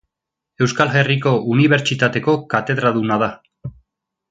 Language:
Basque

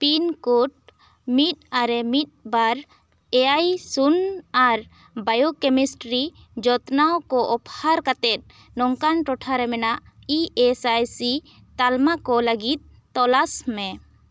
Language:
Santali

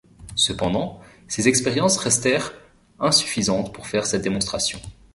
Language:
French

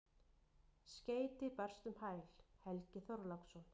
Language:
Icelandic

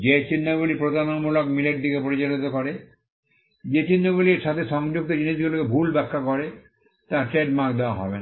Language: Bangla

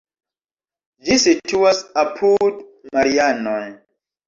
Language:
Esperanto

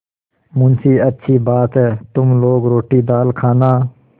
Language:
Hindi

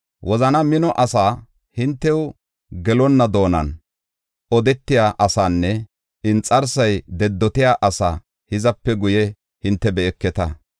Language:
Gofa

